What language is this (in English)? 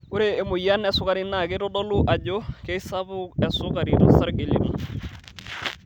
Masai